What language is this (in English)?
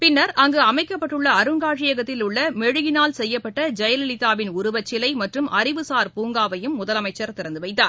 Tamil